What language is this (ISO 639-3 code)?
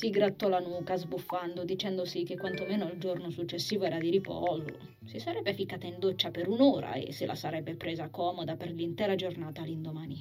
ita